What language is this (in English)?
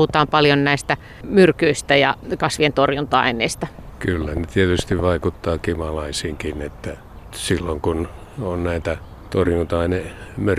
Finnish